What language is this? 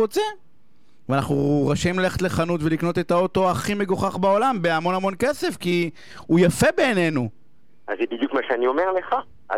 Hebrew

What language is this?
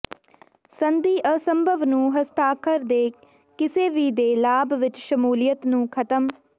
Punjabi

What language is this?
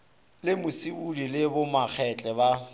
Northern Sotho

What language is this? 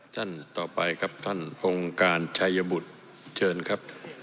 Thai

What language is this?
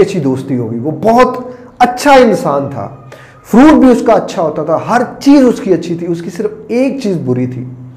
Urdu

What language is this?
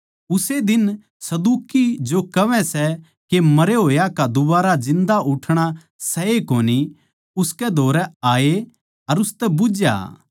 Haryanvi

